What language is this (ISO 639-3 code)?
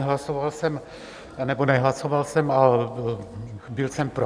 ces